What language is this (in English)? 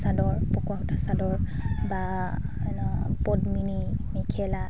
Assamese